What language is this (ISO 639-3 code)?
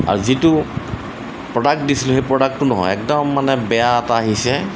asm